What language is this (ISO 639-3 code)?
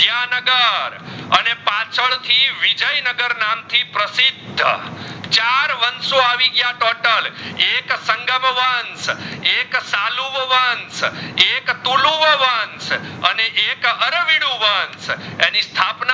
guj